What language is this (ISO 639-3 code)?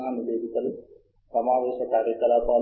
tel